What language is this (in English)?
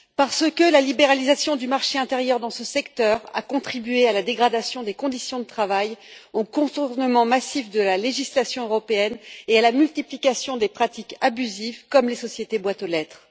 French